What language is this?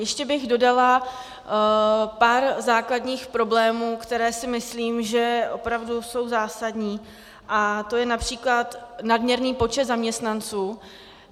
Czech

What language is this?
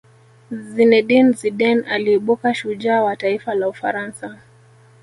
Swahili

